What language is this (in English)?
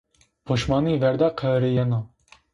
Zaza